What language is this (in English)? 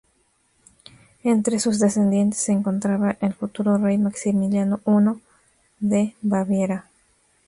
Spanish